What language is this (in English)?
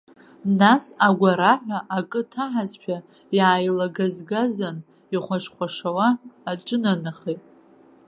Abkhazian